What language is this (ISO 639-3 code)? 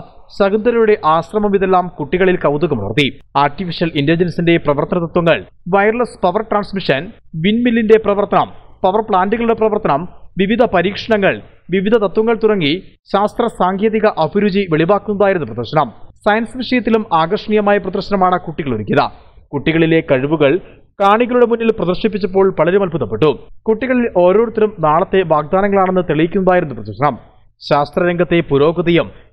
spa